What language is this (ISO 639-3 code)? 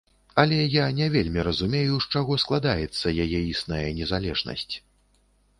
bel